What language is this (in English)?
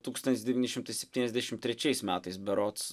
Lithuanian